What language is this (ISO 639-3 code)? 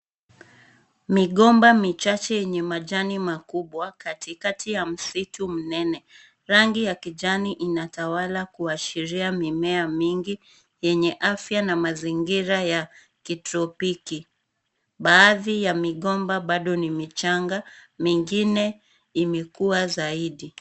swa